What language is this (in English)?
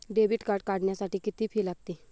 Marathi